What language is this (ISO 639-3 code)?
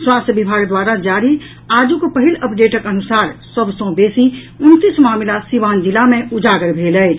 mai